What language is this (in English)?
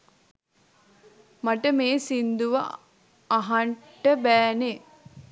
Sinhala